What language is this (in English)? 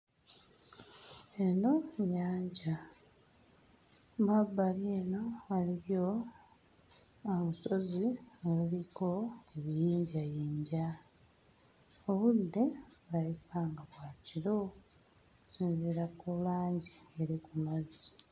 Ganda